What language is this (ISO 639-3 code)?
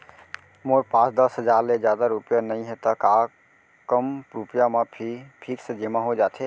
hne